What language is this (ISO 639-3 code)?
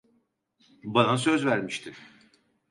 tur